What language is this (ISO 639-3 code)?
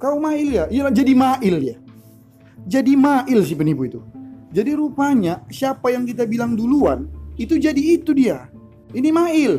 ind